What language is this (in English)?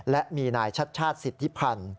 Thai